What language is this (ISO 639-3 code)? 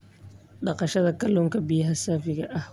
som